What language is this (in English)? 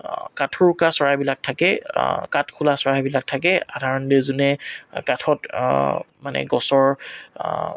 Assamese